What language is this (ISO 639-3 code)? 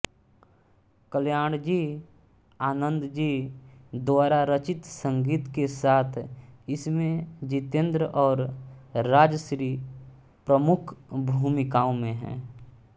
hin